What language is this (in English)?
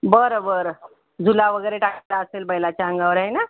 Marathi